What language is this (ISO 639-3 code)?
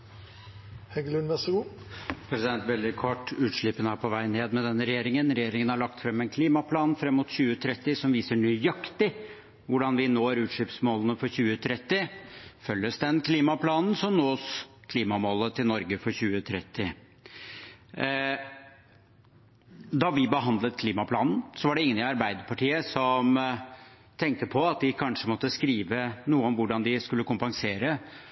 nob